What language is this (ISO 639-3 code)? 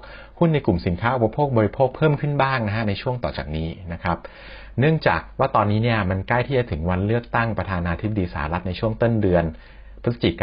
tha